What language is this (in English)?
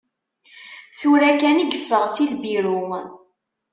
Kabyle